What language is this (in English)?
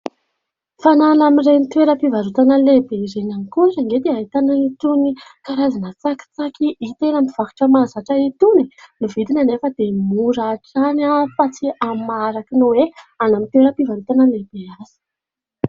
Malagasy